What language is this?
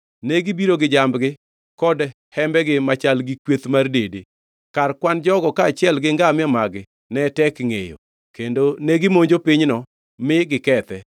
Luo (Kenya and Tanzania)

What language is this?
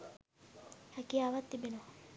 Sinhala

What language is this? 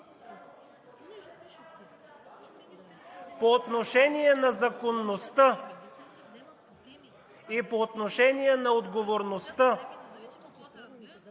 Bulgarian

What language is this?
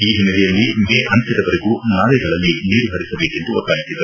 Kannada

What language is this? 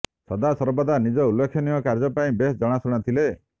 Odia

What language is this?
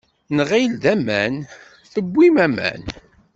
Kabyle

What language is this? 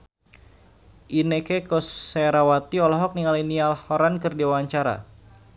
Sundanese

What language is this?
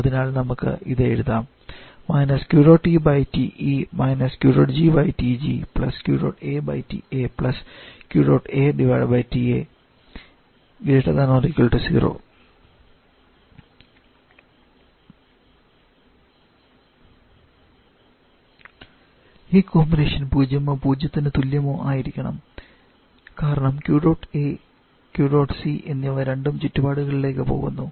Malayalam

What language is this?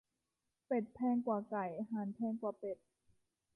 Thai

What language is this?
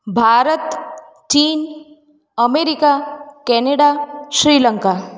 Gujarati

